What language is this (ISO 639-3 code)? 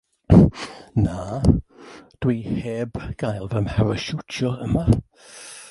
cym